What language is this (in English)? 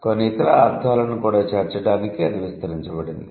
Telugu